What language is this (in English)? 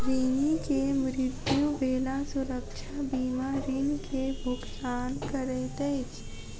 Maithili